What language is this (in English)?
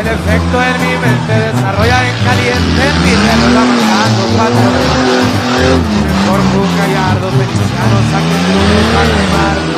Spanish